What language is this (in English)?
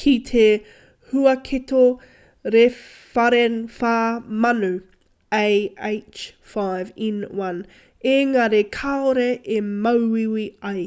Māori